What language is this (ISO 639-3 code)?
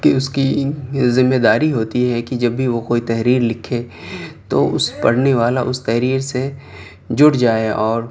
urd